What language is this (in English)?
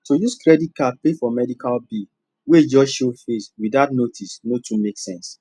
Nigerian Pidgin